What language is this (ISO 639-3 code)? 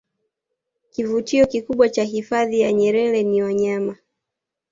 swa